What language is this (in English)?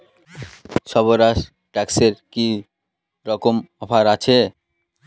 Bangla